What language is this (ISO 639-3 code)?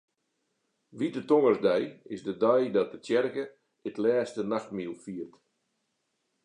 fry